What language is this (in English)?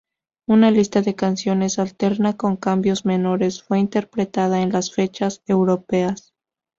Spanish